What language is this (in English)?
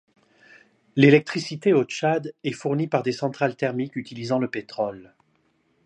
French